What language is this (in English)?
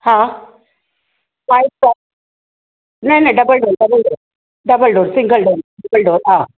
Sindhi